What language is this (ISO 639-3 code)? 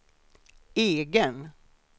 swe